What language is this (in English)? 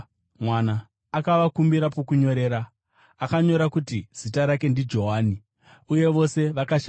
Shona